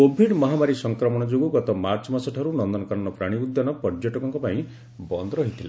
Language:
Odia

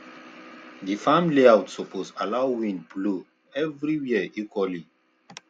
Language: Nigerian Pidgin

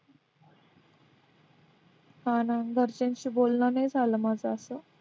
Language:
Marathi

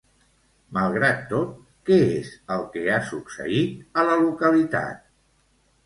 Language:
Catalan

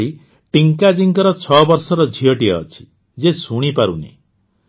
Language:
Odia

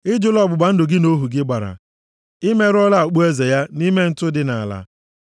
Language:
Igbo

